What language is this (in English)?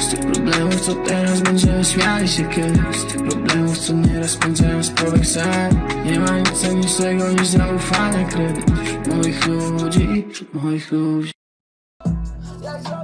Portuguese